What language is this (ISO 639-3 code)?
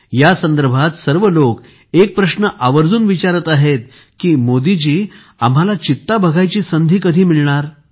mar